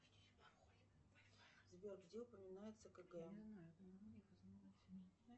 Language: Russian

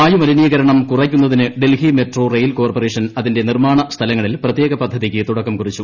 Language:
Malayalam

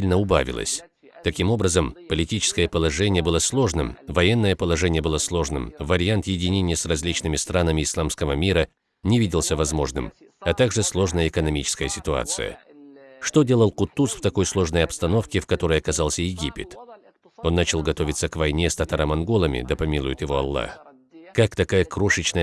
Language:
Russian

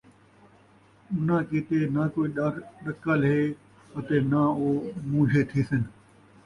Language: Saraiki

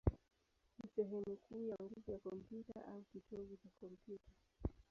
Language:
Swahili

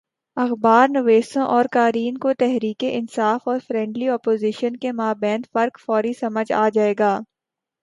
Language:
Urdu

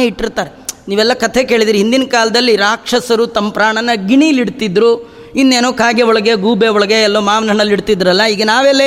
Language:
Kannada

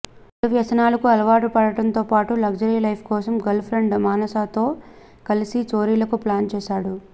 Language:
Telugu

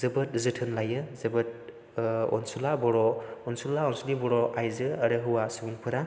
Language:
Bodo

